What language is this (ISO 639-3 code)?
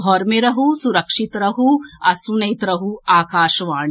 mai